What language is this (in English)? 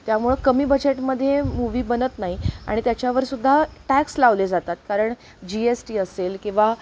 Marathi